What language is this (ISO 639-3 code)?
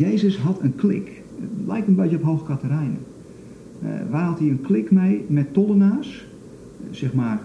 nld